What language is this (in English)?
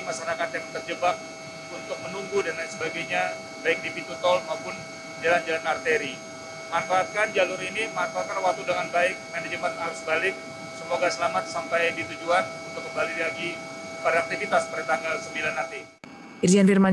Indonesian